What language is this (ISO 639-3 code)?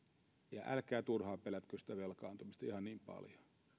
fin